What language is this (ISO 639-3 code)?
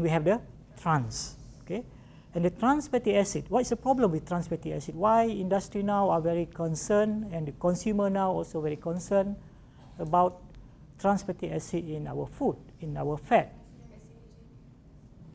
eng